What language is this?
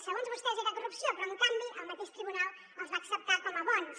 Catalan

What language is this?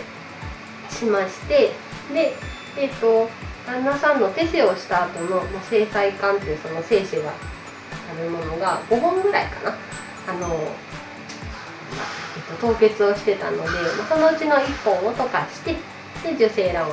Japanese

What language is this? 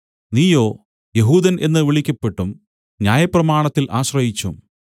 Malayalam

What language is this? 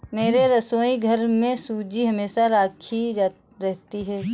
Hindi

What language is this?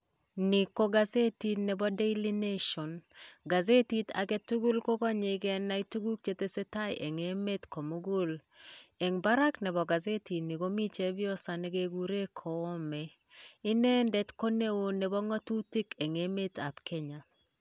Kalenjin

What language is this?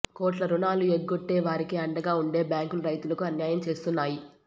Telugu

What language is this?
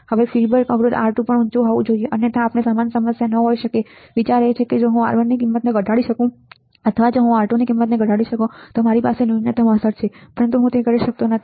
Gujarati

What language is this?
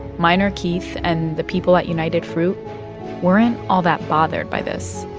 English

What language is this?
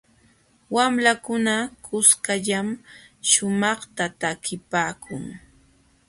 Jauja Wanca Quechua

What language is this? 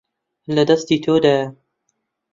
Central Kurdish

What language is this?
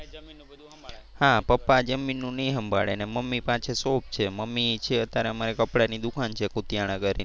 Gujarati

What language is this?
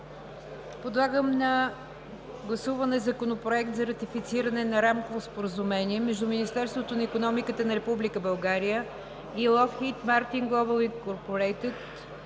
Bulgarian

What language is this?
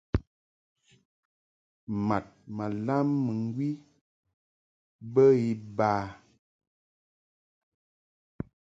Mungaka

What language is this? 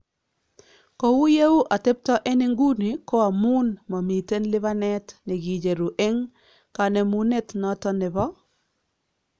Kalenjin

